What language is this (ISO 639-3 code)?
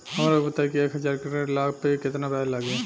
bho